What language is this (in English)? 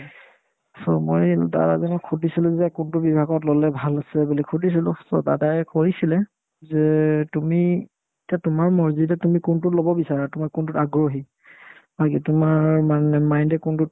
Assamese